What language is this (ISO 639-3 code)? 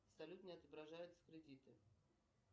rus